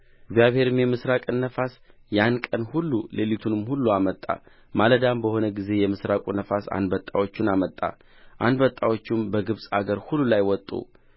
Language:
Amharic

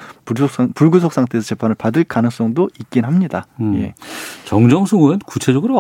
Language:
Korean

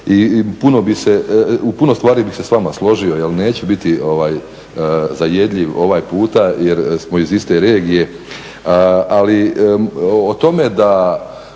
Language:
Croatian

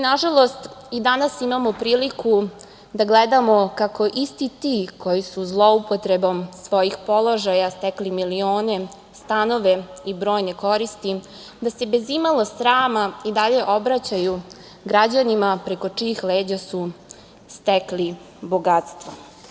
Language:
Serbian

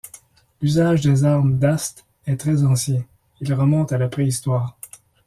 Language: French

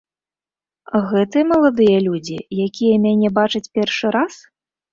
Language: Belarusian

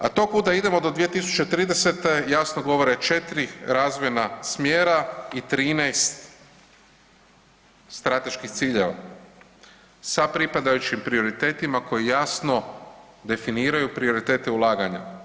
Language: Croatian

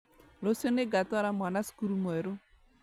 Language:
Kikuyu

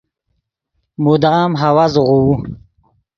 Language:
Yidgha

